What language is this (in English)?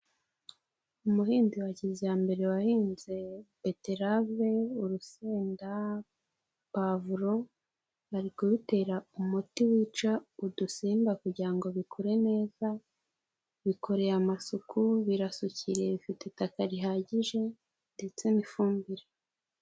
Kinyarwanda